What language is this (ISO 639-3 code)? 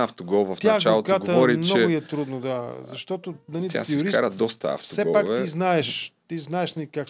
bul